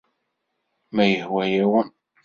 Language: Kabyle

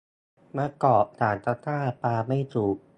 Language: Thai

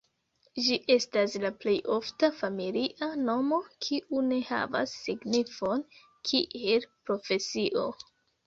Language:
Esperanto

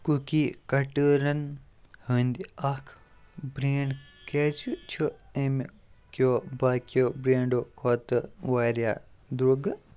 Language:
Kashmiri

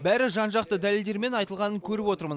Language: Kazakh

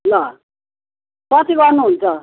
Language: Nepali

